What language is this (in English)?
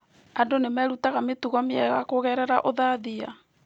Kikuyu